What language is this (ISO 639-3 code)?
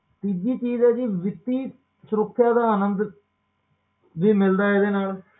pan